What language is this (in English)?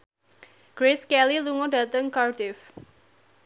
Javanese